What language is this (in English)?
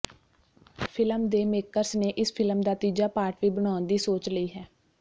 Punjabi